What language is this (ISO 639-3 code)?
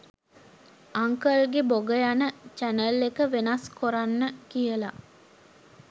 sin